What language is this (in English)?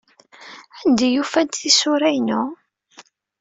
Kabyle